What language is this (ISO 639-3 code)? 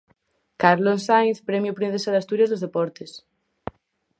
glg